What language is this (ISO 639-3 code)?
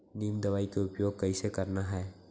hne